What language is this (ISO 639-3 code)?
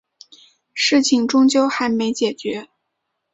zho